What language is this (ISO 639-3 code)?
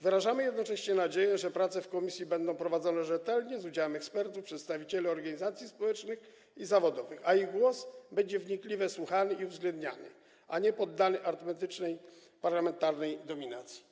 pol